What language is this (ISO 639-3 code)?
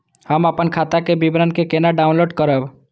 mai